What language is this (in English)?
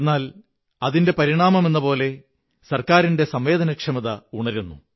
Malayalam